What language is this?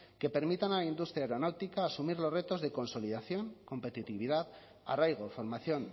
Spanish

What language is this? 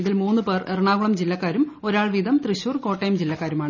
Malayalam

